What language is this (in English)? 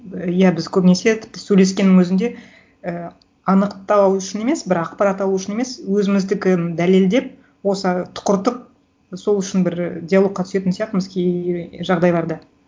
Kazakh